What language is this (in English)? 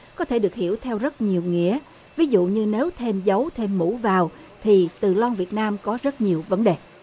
Vietnamese